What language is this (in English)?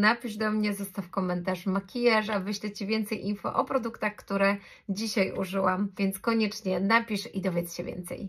Polish